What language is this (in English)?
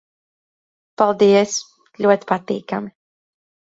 Latvian